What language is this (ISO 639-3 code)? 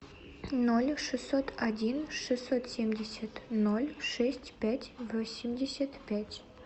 rus